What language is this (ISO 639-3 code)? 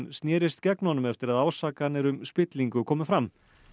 isl